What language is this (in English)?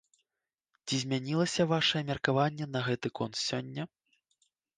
Belarusian